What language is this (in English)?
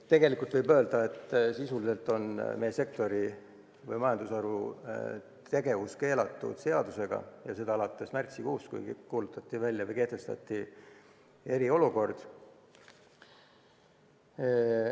Estonian